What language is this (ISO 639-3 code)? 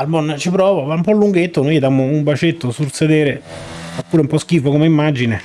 ita